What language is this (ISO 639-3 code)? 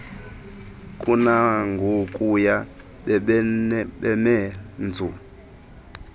xho